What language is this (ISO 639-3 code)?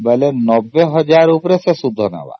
ori